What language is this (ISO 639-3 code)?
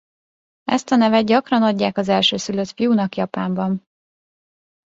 hun